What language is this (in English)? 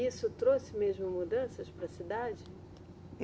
Portuguese